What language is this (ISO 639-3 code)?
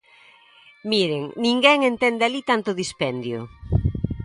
glg